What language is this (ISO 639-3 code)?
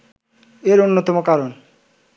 ben